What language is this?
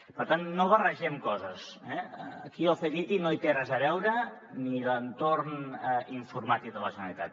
Catalan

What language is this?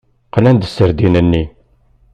Kabyle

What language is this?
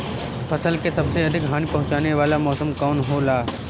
Bhojpuri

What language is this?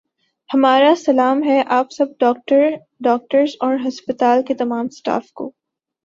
Urdu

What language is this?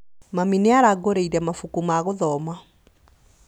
Kikuyu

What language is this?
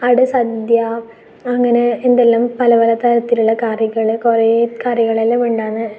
Malayalam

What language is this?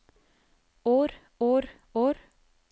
Norwegian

